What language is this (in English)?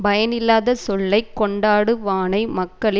Tamil